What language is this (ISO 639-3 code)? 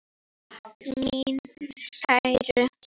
isl